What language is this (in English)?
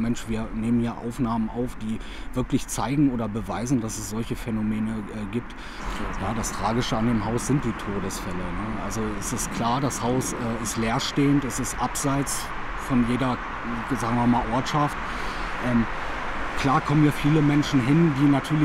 German